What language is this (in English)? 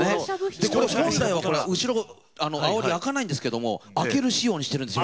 Japanese